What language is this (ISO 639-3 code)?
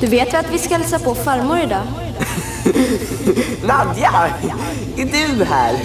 swe